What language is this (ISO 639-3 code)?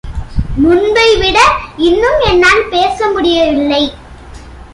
tam